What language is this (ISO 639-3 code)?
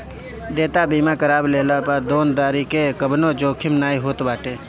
bho